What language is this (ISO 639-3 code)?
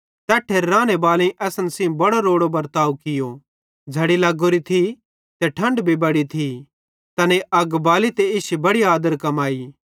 bhd